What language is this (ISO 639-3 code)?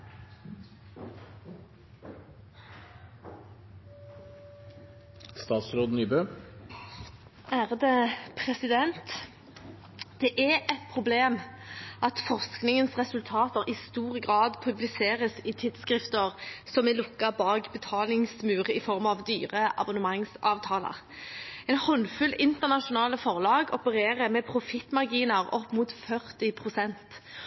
nob